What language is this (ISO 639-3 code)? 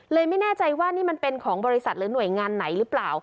tha